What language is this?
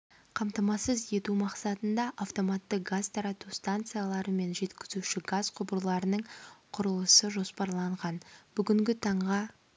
Kazakh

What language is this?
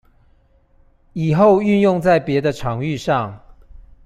Chinese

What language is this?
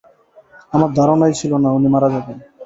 Bangla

